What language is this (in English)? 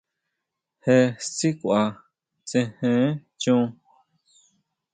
Huautla Mazatec